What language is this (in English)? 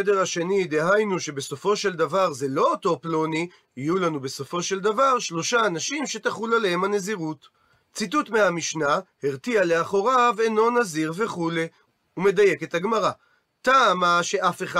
Hebrew